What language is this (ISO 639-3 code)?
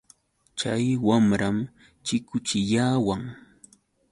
qux